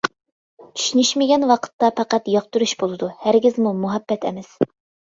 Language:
Uyghur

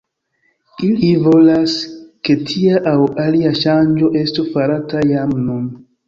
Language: Esperanto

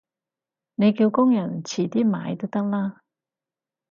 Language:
Cantonese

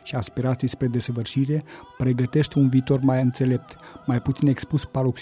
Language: Romanian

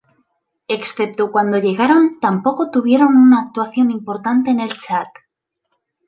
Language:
Spanish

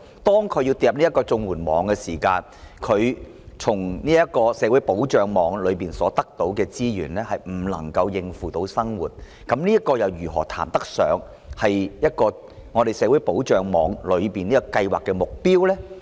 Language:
Cantonese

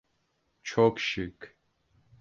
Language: Turkish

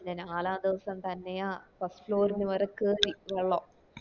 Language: Malayalam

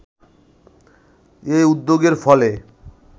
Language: Bangla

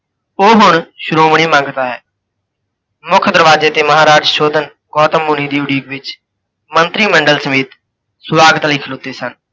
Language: Punjabi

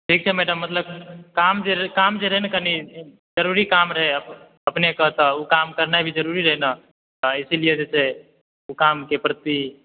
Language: Maithili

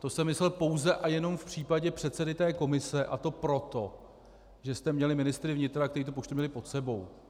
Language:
Czech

